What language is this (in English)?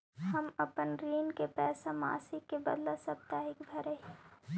Magahi